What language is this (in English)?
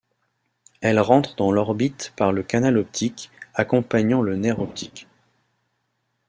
French